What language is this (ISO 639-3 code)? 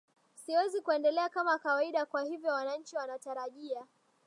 swa